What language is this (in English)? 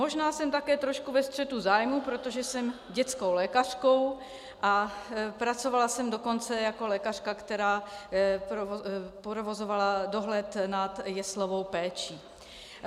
Czech